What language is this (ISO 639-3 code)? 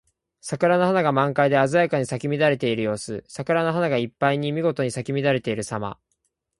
jpn